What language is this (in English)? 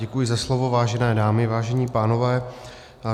Czech